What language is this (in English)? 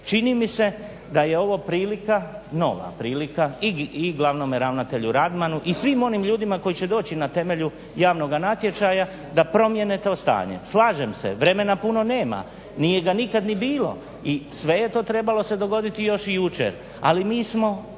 Croatian